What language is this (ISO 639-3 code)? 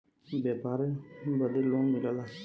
bho